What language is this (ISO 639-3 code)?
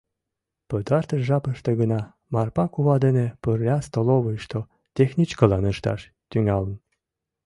chm